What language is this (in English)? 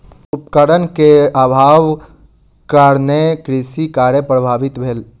Maithili